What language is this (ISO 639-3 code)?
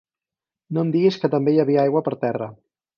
cat